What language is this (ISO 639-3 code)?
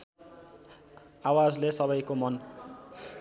nep